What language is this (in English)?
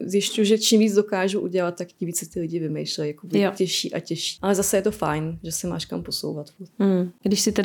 Czech